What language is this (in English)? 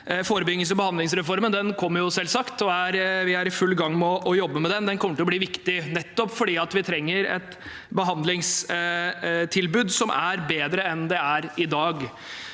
Norwegian